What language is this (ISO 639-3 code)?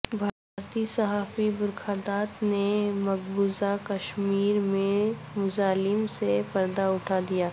urd